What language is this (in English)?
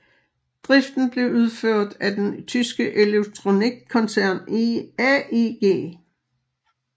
Danish